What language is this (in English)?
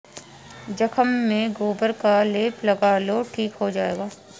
Hindi